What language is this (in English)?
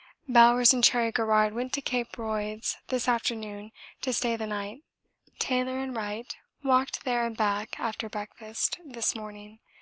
English